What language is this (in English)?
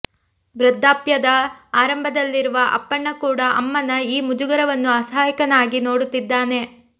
Kannada